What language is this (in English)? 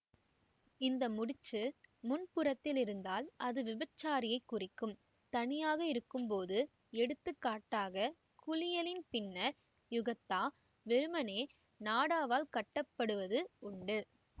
Tamil